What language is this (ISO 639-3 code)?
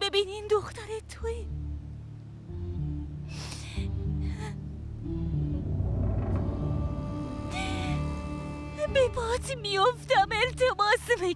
fas